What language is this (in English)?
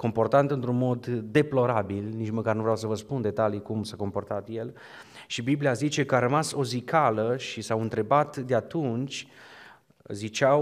Romanian